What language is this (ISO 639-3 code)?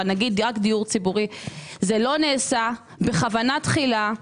heb